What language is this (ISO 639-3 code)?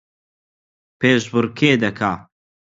ckb